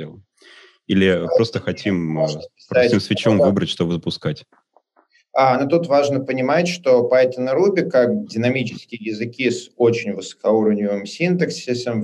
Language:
Russian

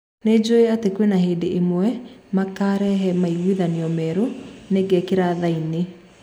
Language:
Kikuyu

